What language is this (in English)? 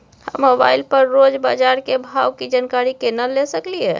Maithili